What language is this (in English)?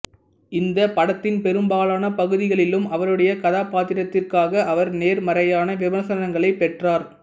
Tamil